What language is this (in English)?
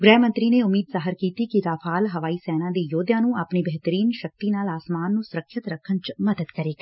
Punjabi